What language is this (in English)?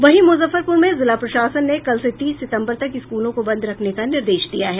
Hindi